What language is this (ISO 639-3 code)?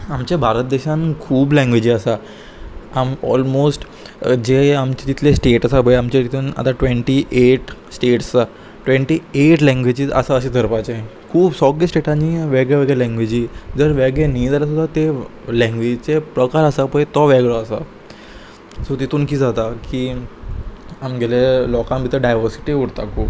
kok